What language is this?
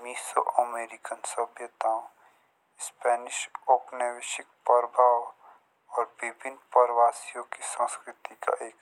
Jaunsari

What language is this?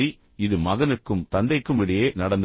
Tamil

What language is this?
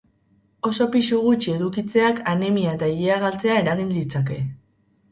Basque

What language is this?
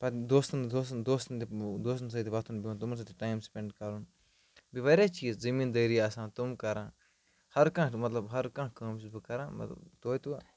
Kashmiri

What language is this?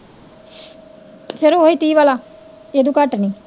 Punjabi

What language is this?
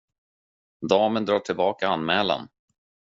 Swedish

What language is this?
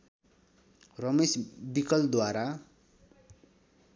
Nepali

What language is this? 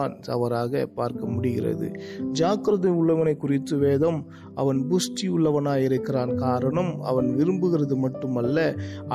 Tamil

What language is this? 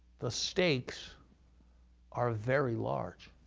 English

